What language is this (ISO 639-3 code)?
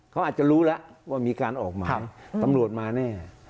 tha